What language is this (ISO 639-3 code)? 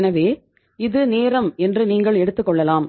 tam